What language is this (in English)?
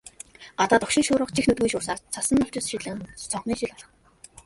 Mongolian